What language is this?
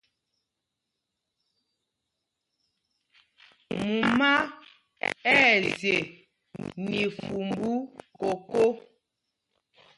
Mpumpong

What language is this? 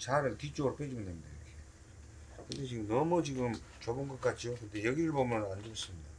Korean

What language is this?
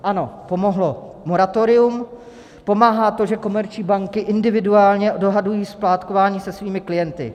Czech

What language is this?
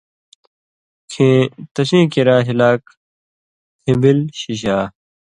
Indus Kohistani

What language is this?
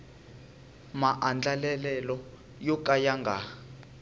Tsonga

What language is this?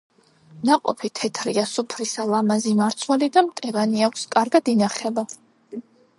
Georgian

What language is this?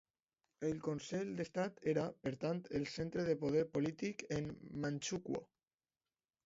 Catalan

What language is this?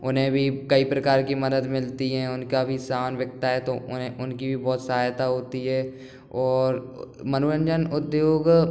Hindi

